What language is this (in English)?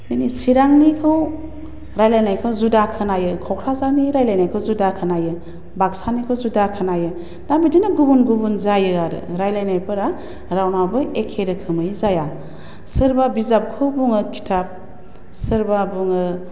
Bodo